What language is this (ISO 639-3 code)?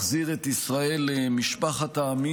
heb